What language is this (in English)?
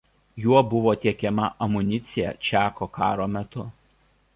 Lithuanian